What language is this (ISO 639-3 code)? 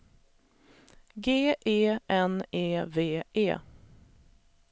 swe